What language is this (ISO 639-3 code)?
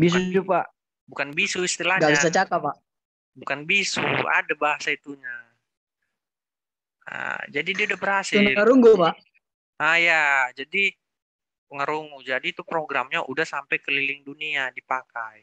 ind